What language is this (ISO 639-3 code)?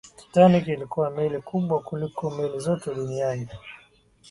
swa